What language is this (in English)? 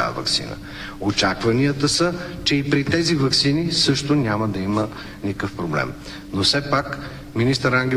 Bulgarian